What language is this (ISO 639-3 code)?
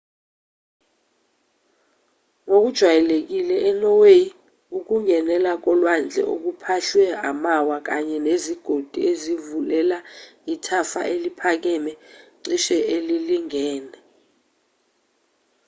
zul